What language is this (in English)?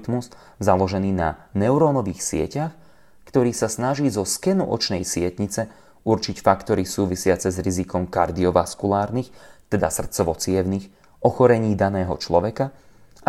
Slovak